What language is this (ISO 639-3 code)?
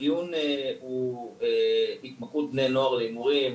heb